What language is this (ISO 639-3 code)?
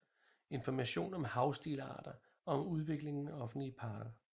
dan